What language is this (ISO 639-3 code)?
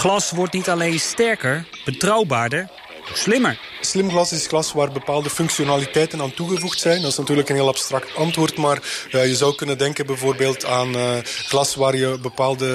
nld